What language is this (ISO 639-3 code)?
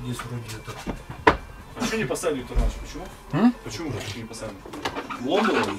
rus